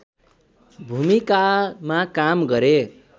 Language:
Nepali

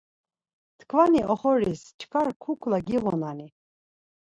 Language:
Laz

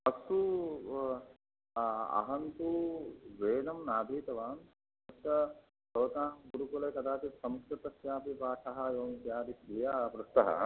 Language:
Sanskrit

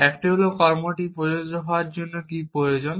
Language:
Bangla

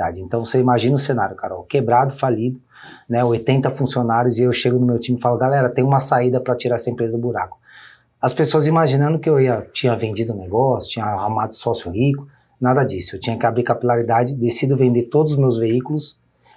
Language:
Portuguese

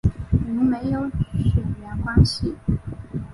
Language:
Chinese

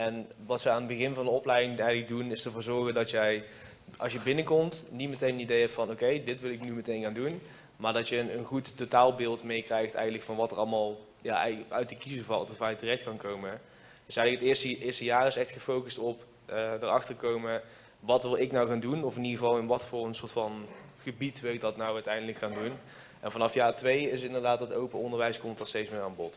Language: Dutch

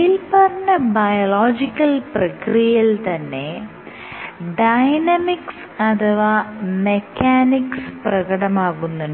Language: Malayalam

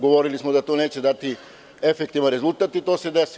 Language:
Serbian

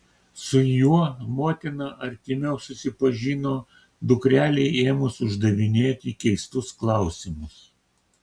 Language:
Lithuanian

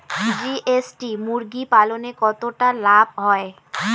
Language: Bangla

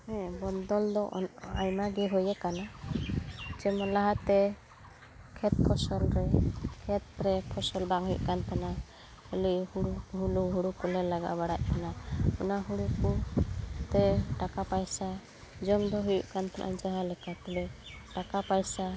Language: Santali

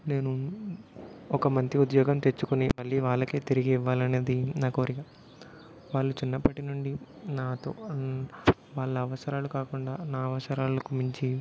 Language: Telugu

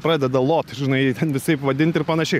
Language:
Lithuanian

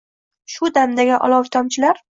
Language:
Uzbek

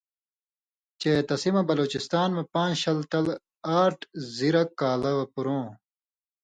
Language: Indus Kohistani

